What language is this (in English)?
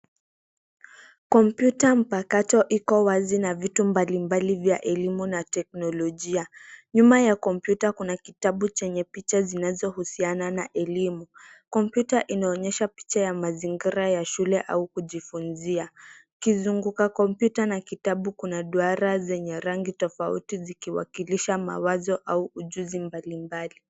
Swahili